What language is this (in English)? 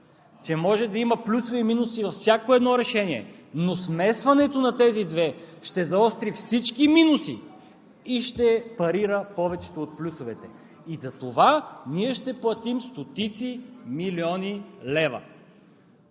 Bulgarian